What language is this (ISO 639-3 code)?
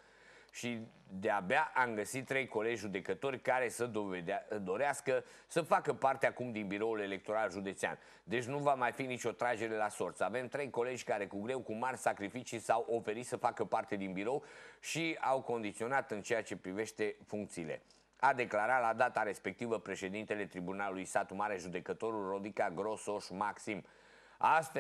ron